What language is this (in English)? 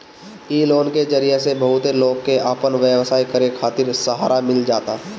Bhojpuri